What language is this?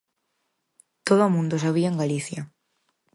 Galician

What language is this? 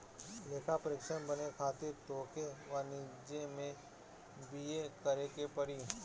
Bhojpuri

